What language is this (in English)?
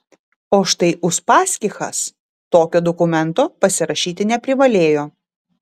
Lithuanian